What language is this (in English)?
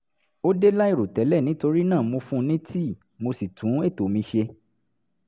Yoruba